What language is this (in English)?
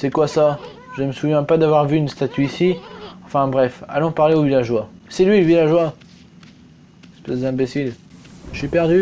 French